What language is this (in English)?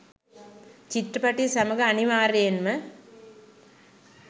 Sinhala